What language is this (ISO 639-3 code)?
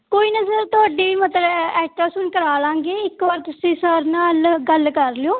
pan